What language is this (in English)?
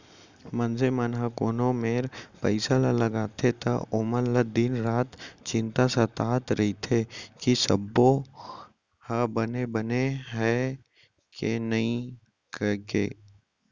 Chhattisgarhi